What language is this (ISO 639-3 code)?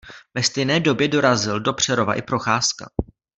ces